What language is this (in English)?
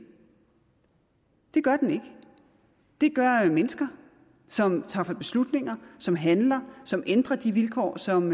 Danish